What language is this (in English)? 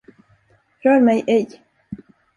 Swedish